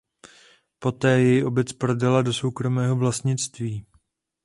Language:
Czech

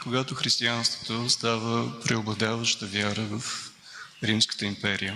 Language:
Bulgarian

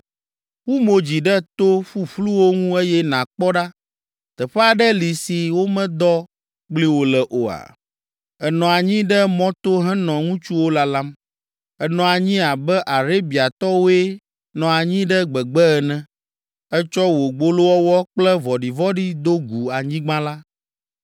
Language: Ewe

